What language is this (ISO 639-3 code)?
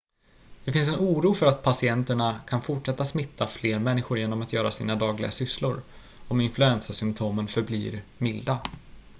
swe